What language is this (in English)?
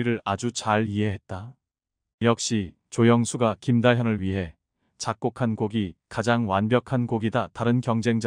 Korean